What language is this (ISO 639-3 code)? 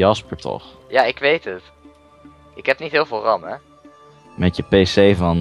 nld